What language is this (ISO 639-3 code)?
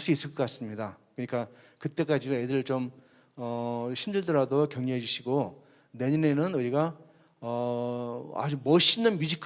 kor